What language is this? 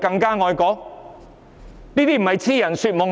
Cantonese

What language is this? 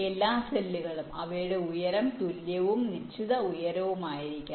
Malayalam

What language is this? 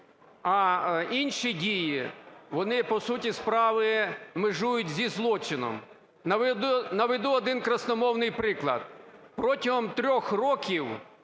Ukrainian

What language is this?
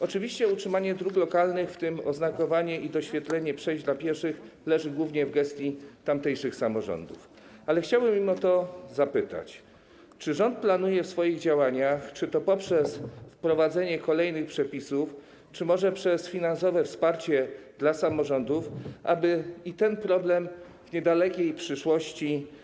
Polish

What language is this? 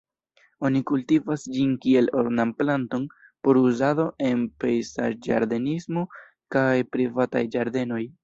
Esperanto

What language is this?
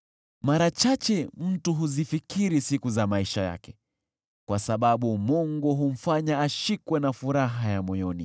Swahili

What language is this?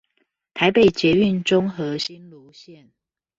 Chinese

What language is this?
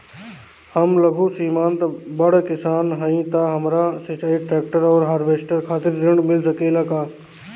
Bhojpuri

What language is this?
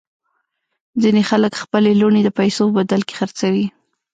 Pashto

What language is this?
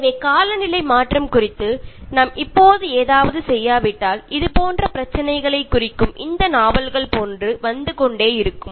Tamil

